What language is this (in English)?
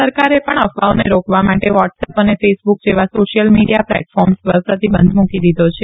Gujarati